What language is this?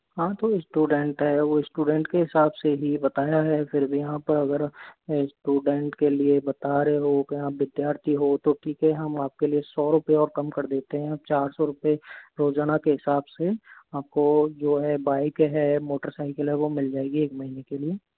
Hindi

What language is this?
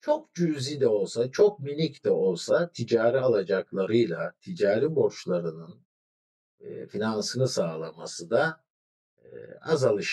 Turkish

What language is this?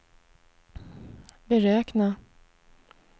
Swedish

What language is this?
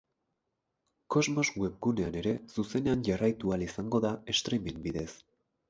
Basque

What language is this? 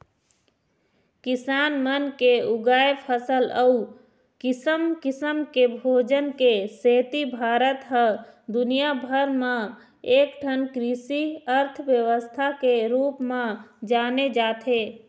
Chhattisgarhi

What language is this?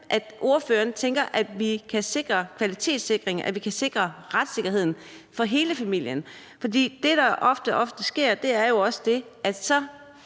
Danish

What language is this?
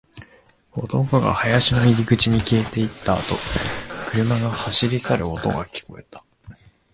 Japanese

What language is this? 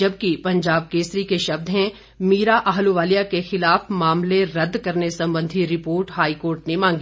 Hindi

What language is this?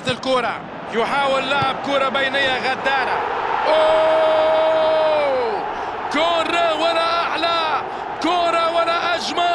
Arabic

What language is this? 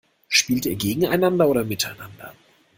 German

